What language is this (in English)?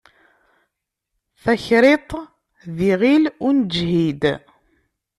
Kabyle